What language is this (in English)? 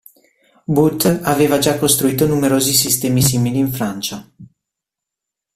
Italian